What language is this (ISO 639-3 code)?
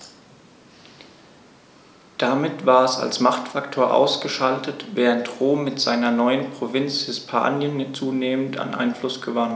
deu